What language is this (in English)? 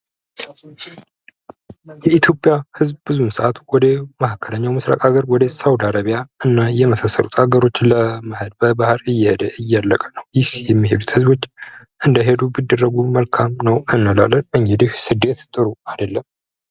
Amharic